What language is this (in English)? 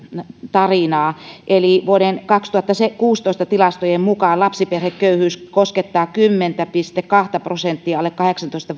Finnish